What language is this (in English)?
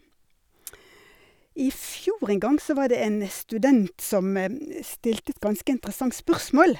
Norwegian